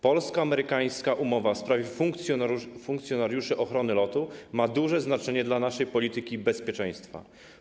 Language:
Polish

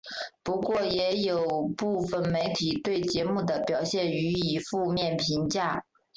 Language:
Chinese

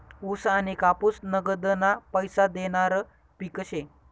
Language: Marathi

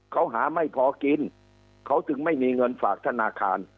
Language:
Thai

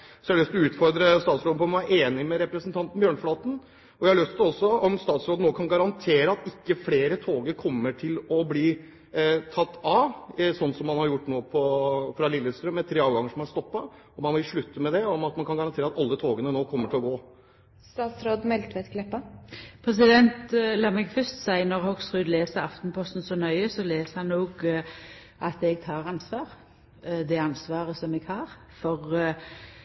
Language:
Norwegian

